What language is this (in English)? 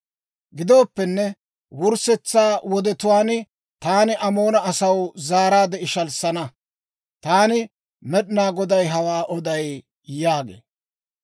Dawro